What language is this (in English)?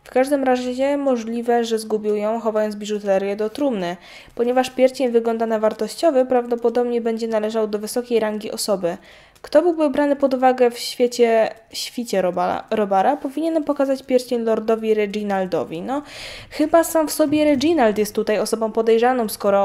Polish